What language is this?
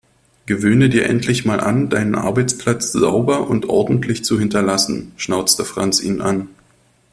German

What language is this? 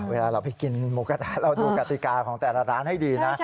Thai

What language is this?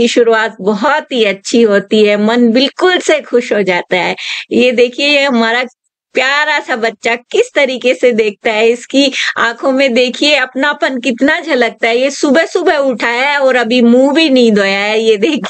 Hindi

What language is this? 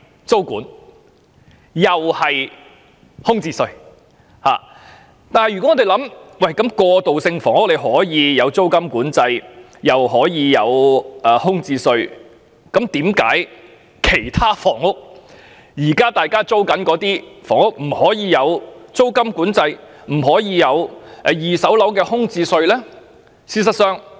Cantonese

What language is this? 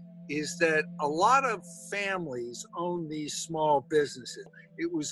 English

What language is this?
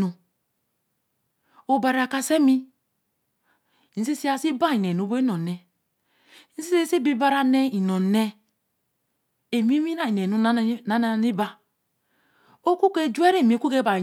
Eleme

